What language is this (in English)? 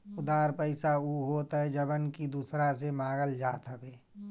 Bhojpuri